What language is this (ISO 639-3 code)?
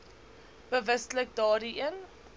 afr